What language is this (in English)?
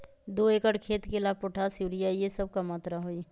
Magahi